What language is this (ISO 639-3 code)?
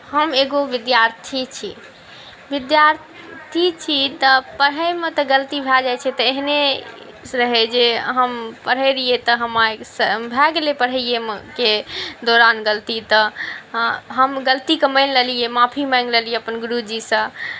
mai